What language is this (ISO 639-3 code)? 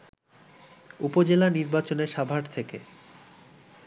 ben